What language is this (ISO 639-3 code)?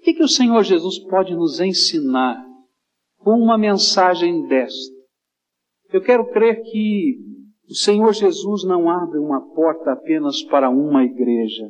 por